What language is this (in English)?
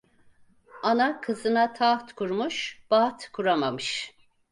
Turkish